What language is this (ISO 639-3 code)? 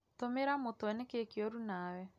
kik